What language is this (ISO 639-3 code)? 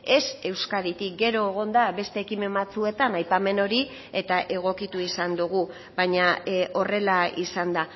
eus